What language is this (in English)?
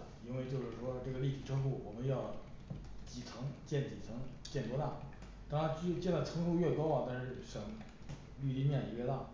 Chinese